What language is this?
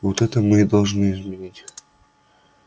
Russian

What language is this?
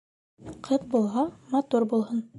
Bashkir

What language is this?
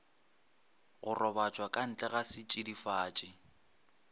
Northern Sotho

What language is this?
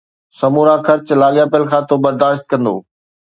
Sindhi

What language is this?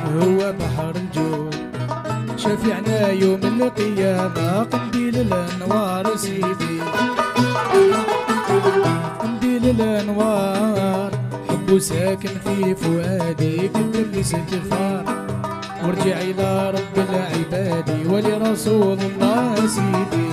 Arabic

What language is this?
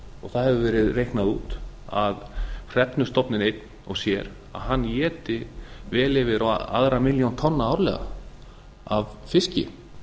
Icelandic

